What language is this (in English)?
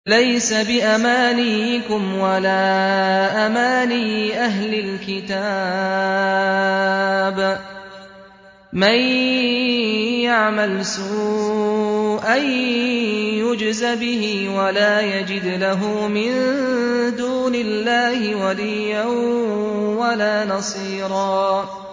Arabic